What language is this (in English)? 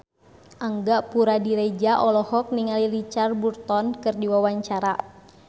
Sundanese